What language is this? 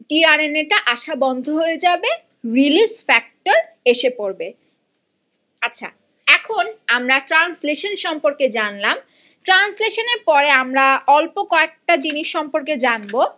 Bangla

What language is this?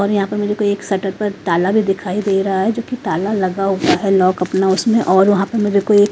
Hindi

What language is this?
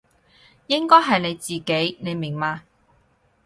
Cantonese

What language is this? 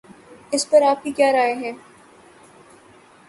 Urdu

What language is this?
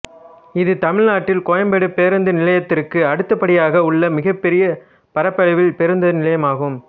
Tamil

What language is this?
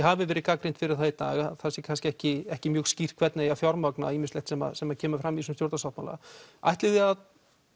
Icelandic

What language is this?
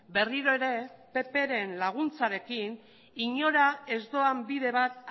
Basque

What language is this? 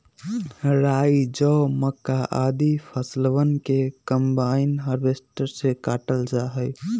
Magahi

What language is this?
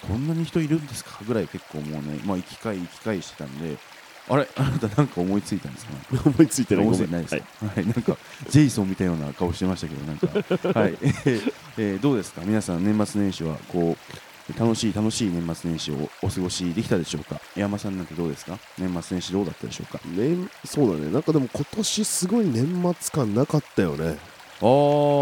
Japanese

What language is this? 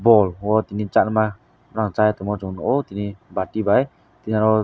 Kok Borok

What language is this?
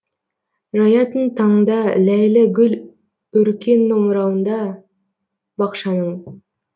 Kazakh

